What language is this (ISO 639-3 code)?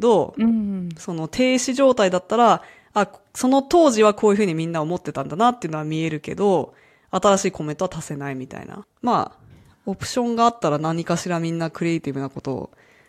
jpn